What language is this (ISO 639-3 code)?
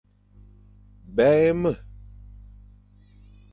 fan